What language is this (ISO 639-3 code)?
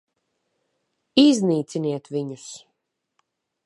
lav